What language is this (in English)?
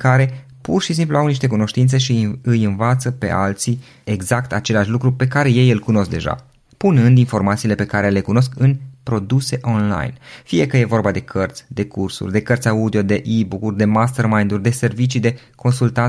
Romanian